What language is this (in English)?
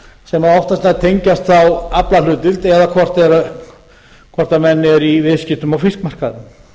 Icelandic